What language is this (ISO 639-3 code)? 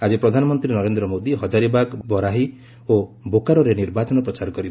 ori